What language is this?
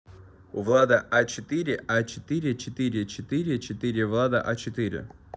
Russian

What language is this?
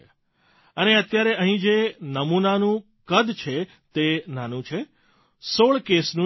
Gujarati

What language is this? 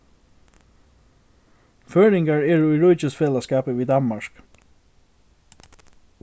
Faroese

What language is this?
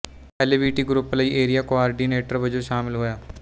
Punjabi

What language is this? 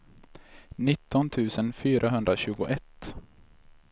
Swedish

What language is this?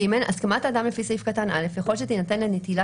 Hebrew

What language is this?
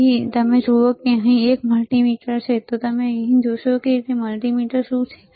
Gujarati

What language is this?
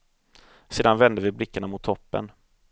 Swedish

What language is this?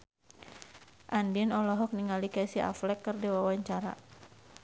Sundanese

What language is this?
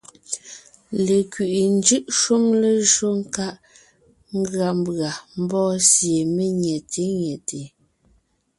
Ngiemboon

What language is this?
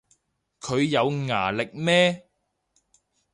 Cantonese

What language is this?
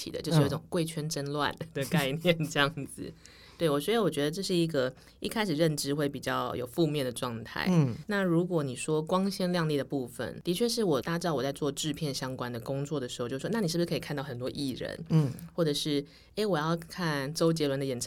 Chinese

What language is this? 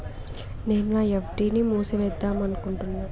Telugu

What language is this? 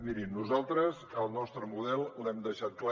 Catalan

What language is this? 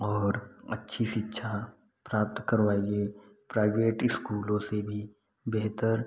Hindi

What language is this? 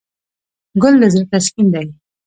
Pashto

